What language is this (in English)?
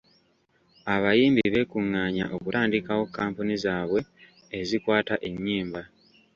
Ganda